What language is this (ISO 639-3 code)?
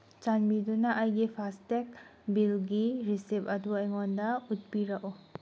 mni